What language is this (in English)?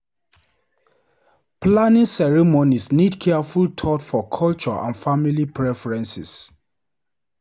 Nigerian Pidgin